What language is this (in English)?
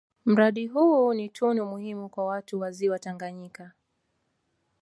Swahili